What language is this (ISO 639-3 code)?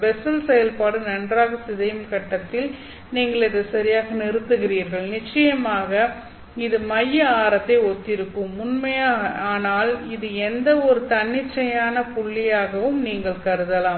tam